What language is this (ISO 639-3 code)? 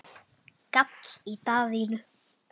isl